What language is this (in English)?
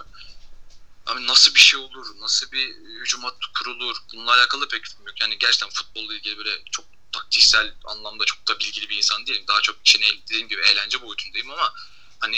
Turkish